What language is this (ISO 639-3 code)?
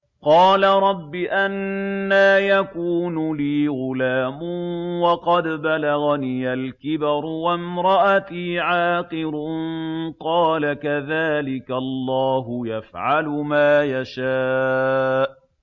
ara